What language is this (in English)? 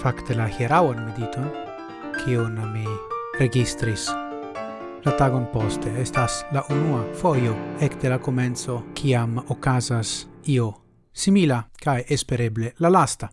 Italian